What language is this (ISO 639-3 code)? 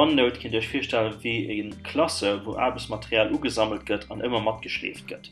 deu